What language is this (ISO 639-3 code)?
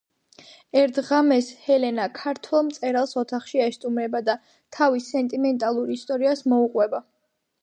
kat